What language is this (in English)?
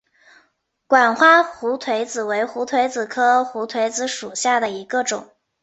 Chinese